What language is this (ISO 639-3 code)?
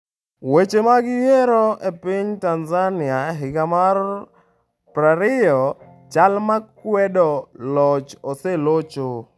luo